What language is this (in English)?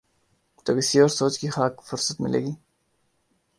Urdu